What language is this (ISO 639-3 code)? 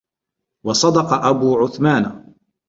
ara